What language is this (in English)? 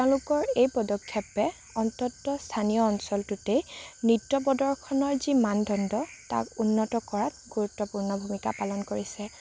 Assamese